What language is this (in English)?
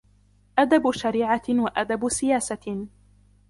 Arabic